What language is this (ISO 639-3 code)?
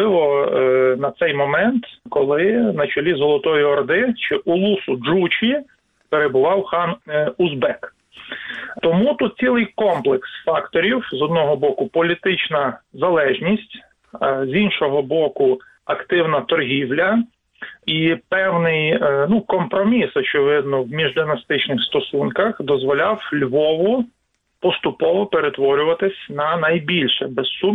ukr